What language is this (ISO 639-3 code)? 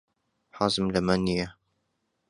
ckb